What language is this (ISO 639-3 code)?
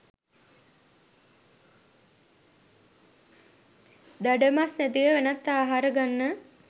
sin